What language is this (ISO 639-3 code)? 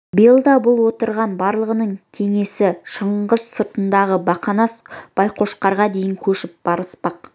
kaz